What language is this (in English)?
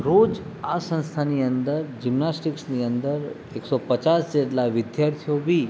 Gujarati